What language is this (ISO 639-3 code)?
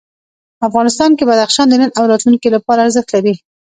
pus